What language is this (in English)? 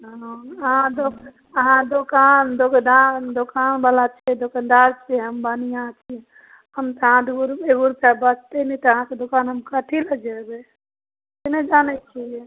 Maithili